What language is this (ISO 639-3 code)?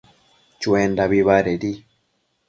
mcf